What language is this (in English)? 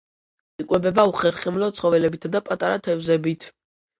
Georgian